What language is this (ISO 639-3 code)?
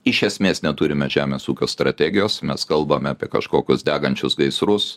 lit